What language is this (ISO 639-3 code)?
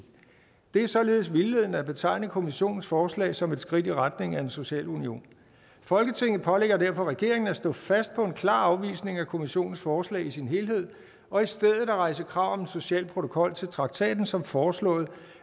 dan